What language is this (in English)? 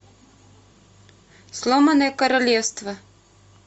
Russian